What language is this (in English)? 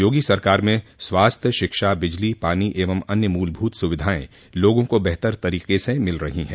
Hindi